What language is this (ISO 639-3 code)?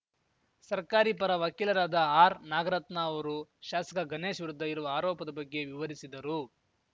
kan